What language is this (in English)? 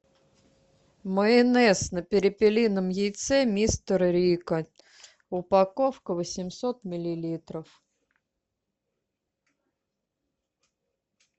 Russian